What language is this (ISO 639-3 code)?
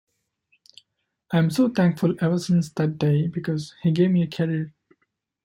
eng